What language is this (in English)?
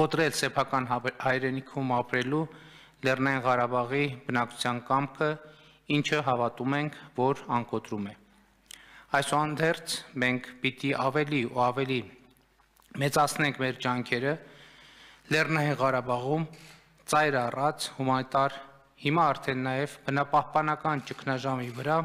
Romanian